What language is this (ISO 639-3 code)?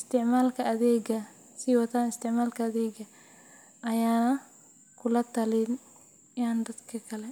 som